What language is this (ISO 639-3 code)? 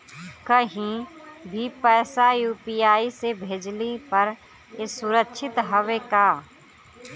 bho